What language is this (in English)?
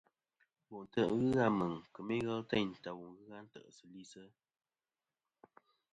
Kom